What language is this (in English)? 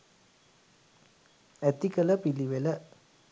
Sinhala